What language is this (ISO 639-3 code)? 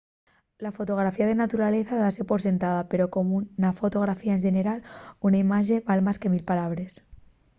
ast